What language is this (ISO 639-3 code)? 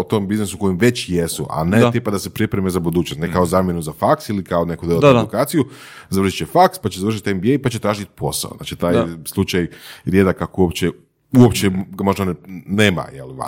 hrv